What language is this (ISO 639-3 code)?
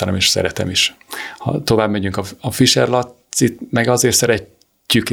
hun